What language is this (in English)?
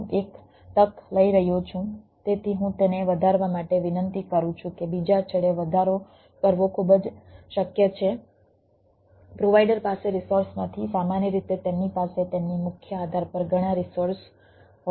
Gujarati